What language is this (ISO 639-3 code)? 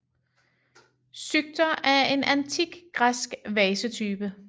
dan